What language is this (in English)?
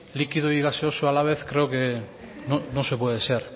Spanish